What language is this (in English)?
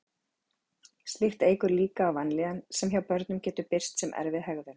Icelandic